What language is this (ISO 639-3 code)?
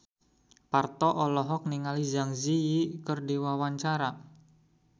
sun